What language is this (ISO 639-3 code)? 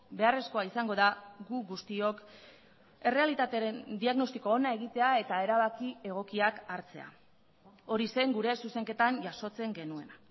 eus